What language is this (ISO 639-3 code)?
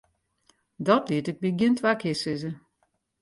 fry